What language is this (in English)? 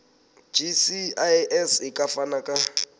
Southern Sotho